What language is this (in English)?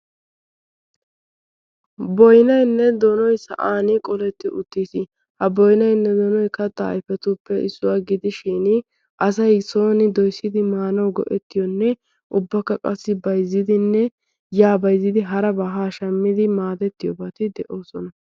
Wolaytta